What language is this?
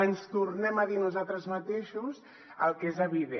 Catalan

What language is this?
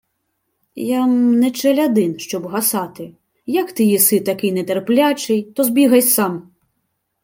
Ukrainian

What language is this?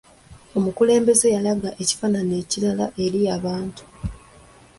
Ganda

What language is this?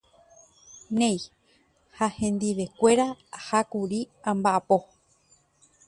Guarani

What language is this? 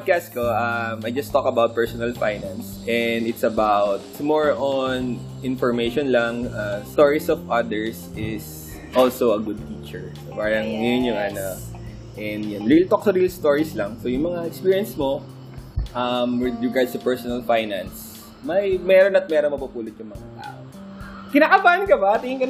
Filipino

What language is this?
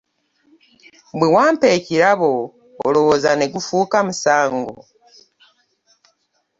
Ganda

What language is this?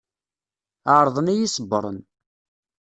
Kabyle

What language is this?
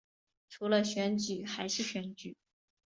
Chinese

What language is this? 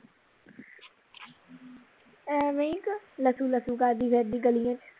Punjabi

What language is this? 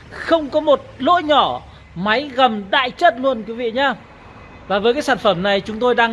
Vietnamese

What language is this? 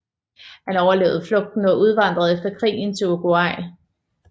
Danish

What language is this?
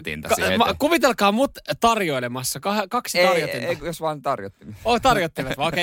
Finnish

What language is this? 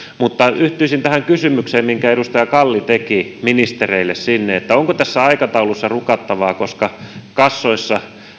Finnish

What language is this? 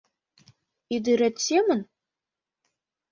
Mari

